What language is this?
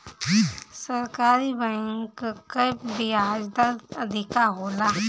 Bhojpuri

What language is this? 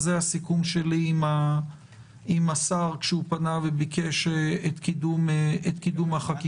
Hebrew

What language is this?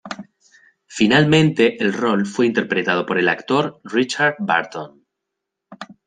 Spanish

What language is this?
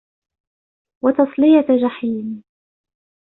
Arabic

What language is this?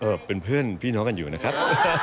Thai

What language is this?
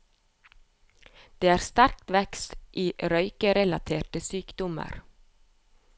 Norwegian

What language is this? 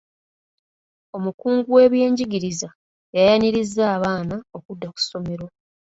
Ganda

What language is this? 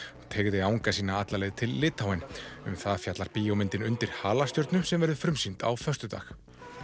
Icelandic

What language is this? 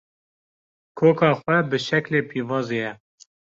Kurdish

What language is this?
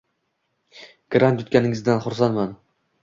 Uzbek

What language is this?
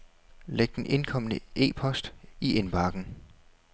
Danish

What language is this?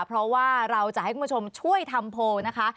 Thai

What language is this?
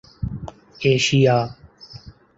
Urdu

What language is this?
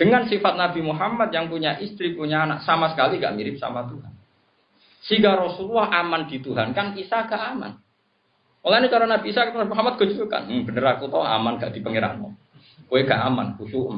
Indonesian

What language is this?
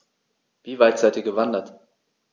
German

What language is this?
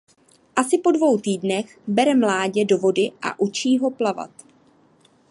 Czech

